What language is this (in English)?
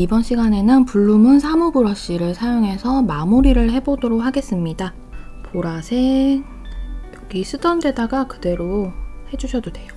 Korean